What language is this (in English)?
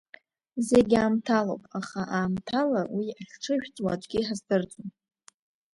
Abkhazian